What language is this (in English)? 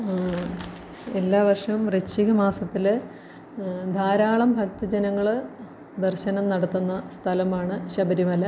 Malayalam